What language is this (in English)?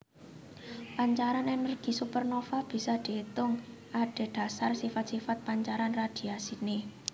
Javanese